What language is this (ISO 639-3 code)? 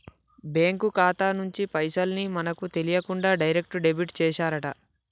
tel